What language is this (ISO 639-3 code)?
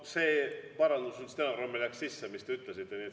est